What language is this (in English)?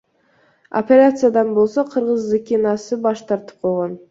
Kyrgyz